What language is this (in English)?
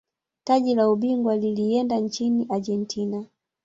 Swahili